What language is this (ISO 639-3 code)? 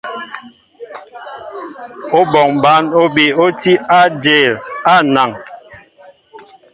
mbo